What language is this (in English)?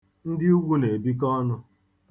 Igbo